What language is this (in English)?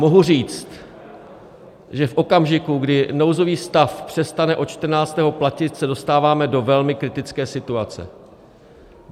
Czech